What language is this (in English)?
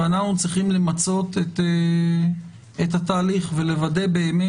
Hebrew